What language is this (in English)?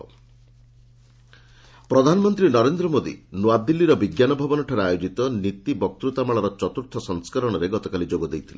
Odia